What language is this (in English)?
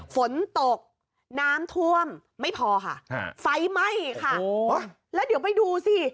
Thai